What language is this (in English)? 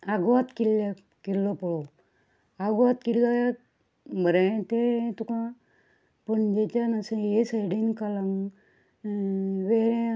Konkani